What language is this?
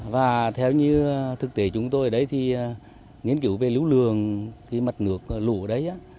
Vietnamese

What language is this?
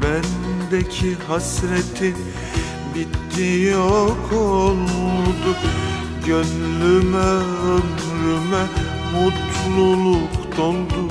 Turkish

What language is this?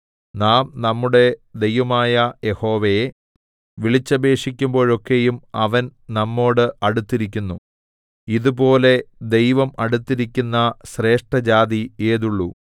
Malayalam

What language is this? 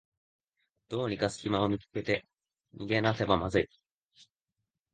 Japanese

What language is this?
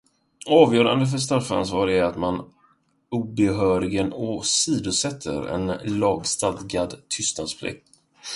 Swedish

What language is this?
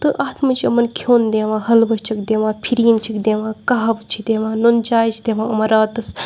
Kashmiri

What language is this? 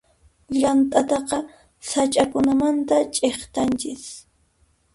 Puno Quechua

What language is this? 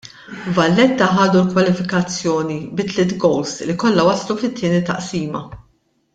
Maltese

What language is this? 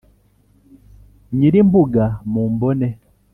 Kinyarwanda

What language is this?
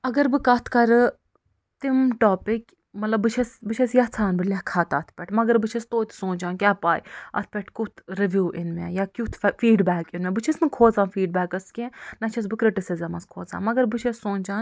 Kashmiri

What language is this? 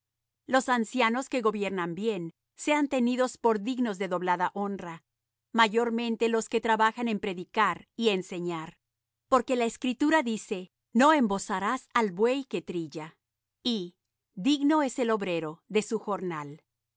Spanish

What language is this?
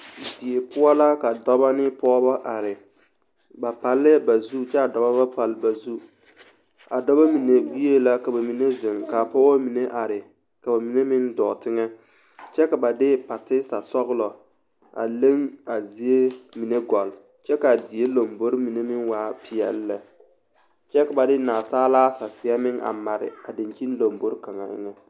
Southern Dagaare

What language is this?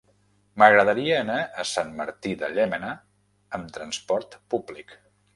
Catalan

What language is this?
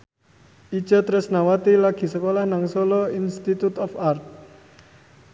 Javanese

